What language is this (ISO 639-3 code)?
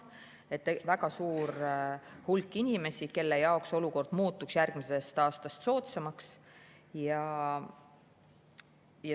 est